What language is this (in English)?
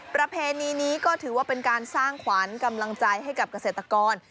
Thai